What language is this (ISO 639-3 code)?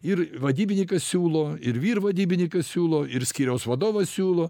lit